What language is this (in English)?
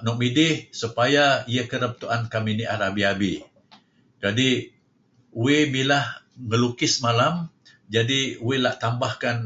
Kelabit